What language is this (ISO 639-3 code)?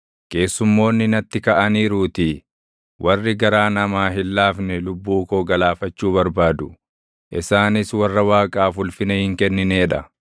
orm